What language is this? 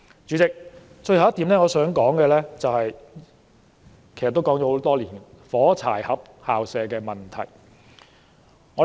Cantonese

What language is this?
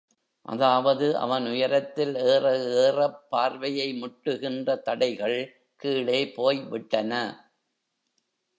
Tamil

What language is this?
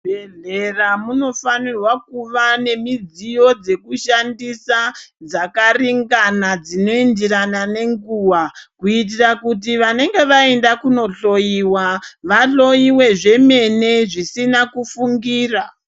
Ndau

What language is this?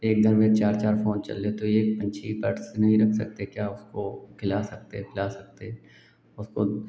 Hindi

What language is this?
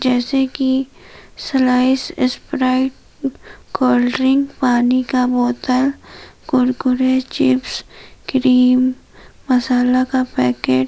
Hindi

